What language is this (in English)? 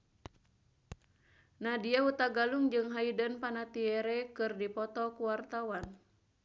Sundanese